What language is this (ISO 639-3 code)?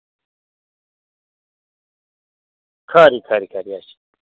doi